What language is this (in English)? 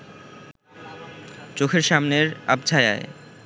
Bangla